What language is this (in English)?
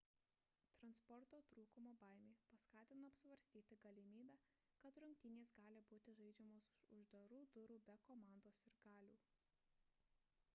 Lithuanian